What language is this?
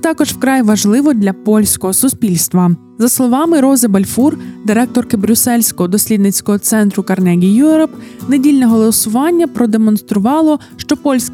Ukrainian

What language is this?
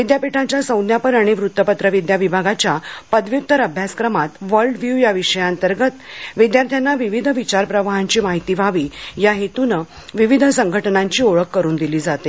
Marathi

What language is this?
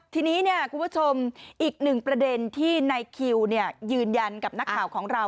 Thai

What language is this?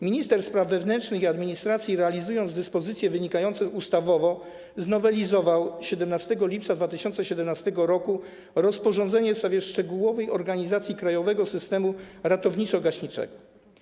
Polish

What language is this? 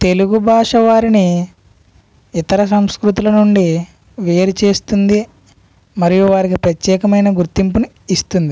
Telugu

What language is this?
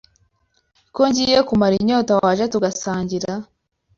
Kinyarwanda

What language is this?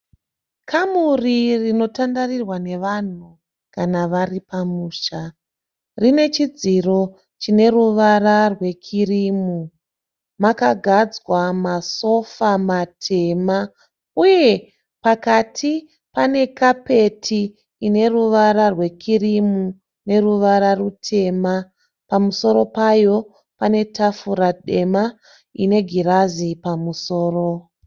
Shona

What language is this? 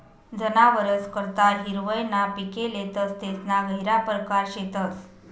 Marathi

